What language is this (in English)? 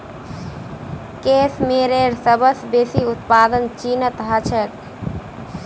Magahi